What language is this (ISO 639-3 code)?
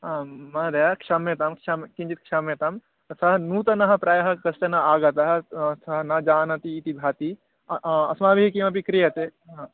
san